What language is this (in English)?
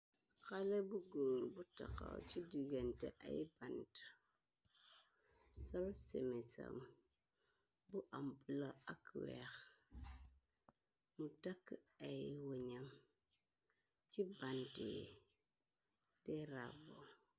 Wolof